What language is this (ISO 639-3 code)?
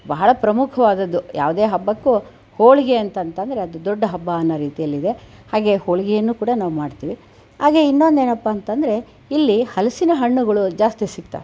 kan